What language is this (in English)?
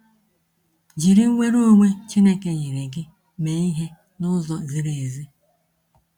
Igbo